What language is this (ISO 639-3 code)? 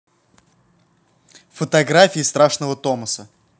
rus